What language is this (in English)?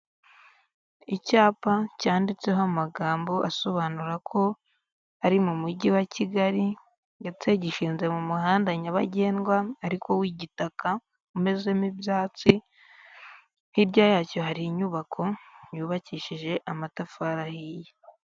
Kinyarwanda